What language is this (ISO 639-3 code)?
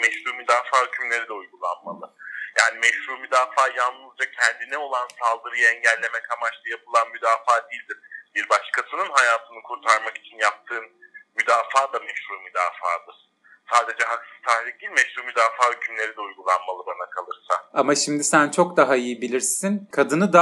tur